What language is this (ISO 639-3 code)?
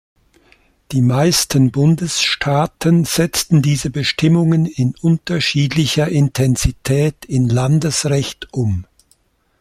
deu